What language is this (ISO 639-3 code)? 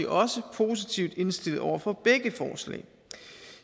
dan